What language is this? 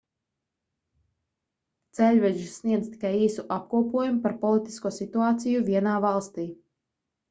Latvian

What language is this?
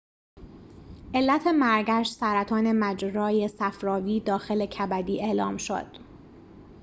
Persian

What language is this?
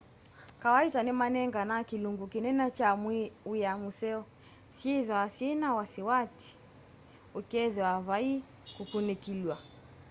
Kamba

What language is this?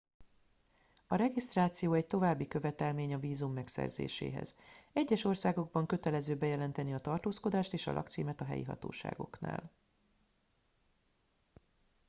Hungarian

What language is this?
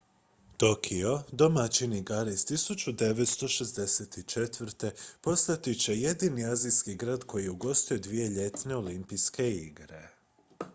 Croatian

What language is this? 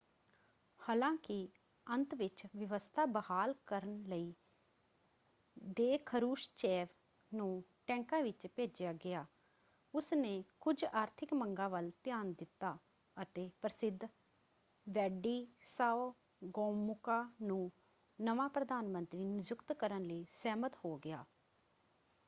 Punjabi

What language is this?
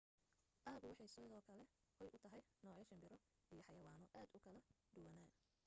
Somali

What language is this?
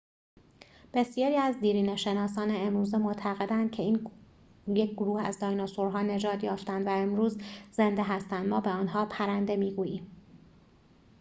Persian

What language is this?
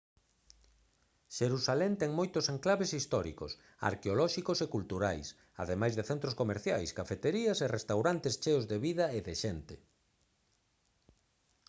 Galician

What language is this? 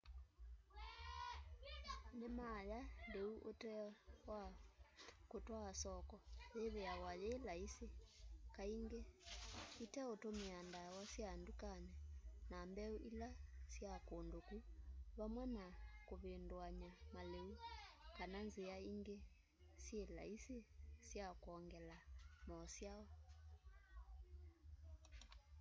Kamba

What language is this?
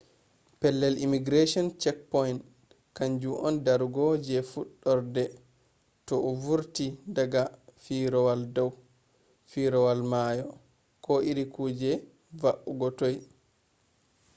Fula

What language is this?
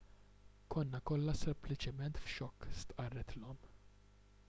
Maltese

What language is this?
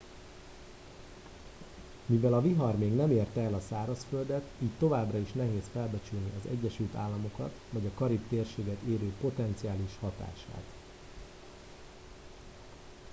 Hungarian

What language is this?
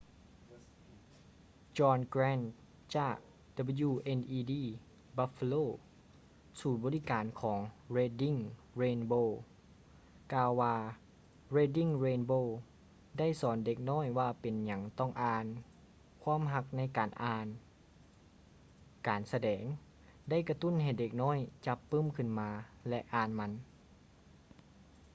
Lao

